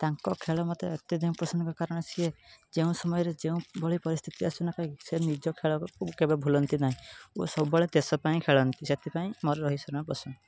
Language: Odia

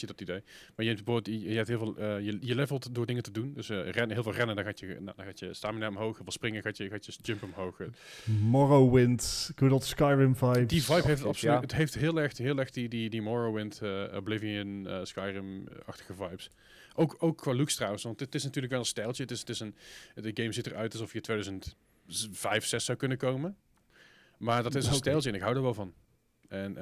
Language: Dutch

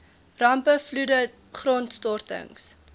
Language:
Afrikaans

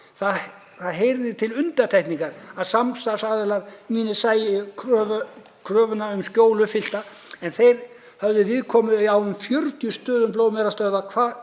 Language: Icelandic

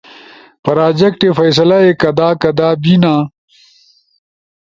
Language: Ushojo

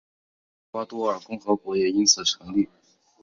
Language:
Chinese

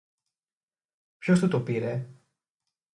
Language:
Greek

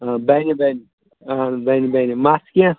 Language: Kashmiri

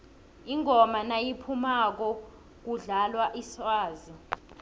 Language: South Ndebele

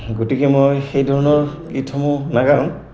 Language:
Assamese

